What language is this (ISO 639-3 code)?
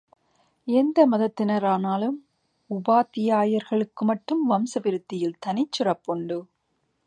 tam